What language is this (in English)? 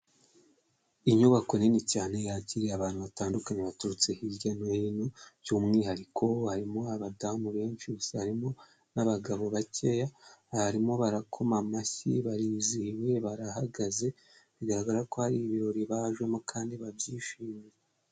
Kinyarwanda